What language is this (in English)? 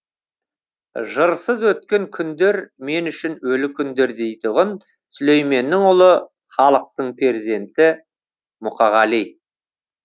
Kazakh